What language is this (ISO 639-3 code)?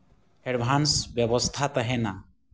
sat